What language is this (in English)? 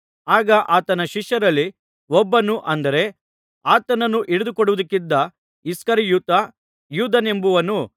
Kannada